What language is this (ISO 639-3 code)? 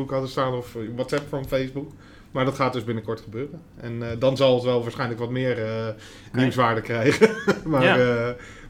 nld